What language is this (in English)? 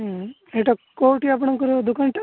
Odia